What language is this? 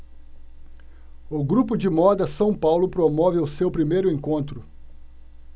Portuguese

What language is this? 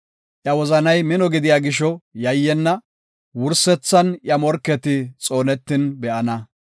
Gofa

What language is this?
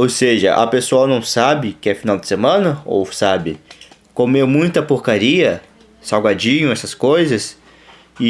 Portuguese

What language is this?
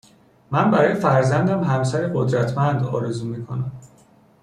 Persian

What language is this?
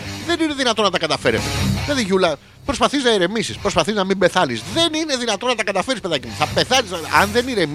Greek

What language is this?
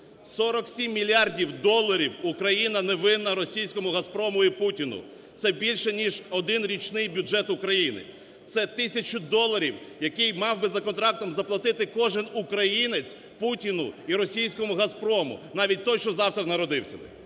Ukrainian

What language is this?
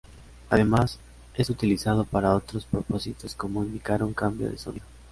Spanish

